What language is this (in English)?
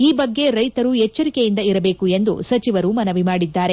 Kannada